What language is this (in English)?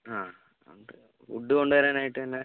Malayalam